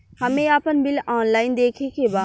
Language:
Bhojpuri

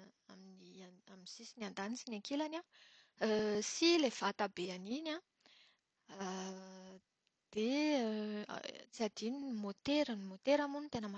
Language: Malagasy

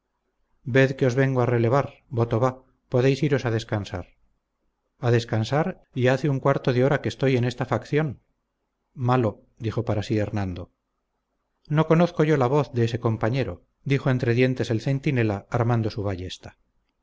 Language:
Spanish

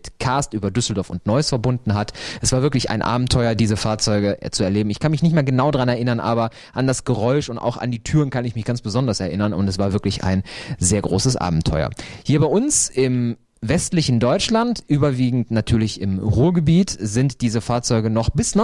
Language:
German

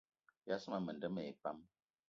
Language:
Eton (Cameroon)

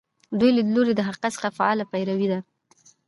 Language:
Pashto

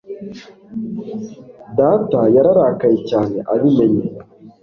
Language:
Kinyarwanda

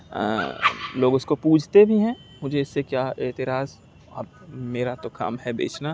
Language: Urdu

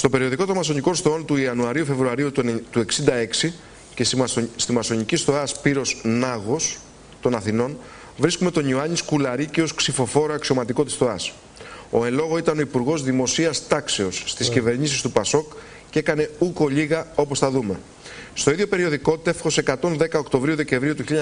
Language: Greek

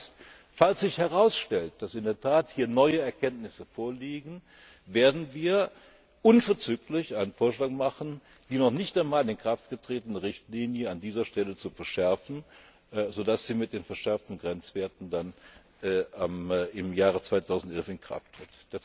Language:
German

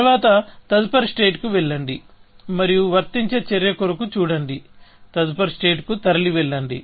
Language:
Telugu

